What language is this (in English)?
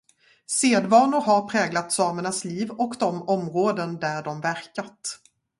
Swedish